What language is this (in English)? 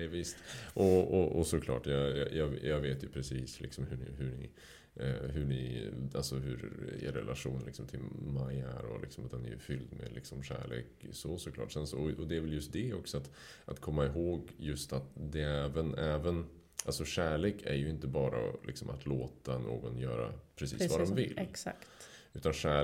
Swedish